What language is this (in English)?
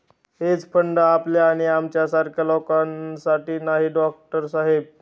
Marathi